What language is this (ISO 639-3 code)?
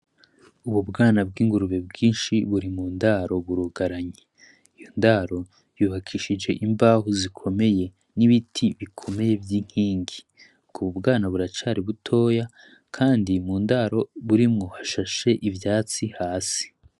run